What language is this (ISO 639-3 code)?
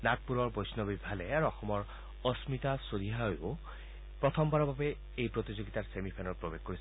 asm